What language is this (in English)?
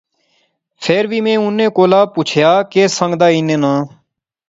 Pahari-Potwari